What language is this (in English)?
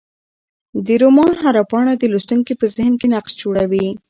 Pashto